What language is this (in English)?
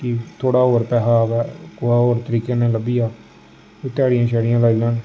Dogri